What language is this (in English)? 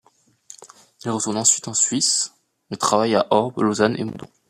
French